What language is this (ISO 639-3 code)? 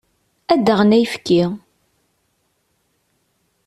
kab